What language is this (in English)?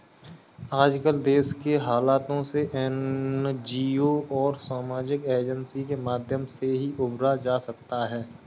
Hindi